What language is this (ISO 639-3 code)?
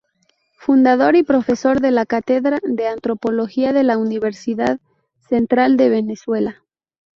spa